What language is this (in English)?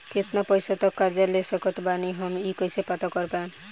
Bhojpuri